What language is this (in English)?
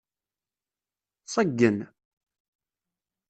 Kabyle